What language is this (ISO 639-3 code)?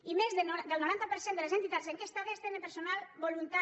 cat